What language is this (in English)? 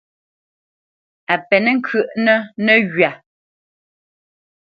Bamenyam